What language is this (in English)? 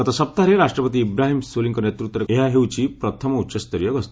Odia